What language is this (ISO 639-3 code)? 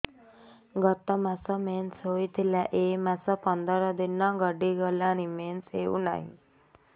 ori